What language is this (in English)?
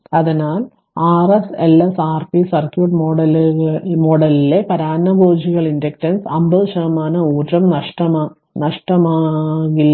Malayalam